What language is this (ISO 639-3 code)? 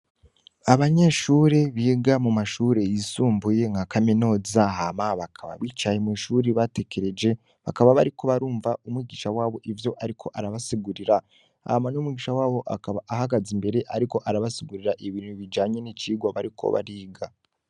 run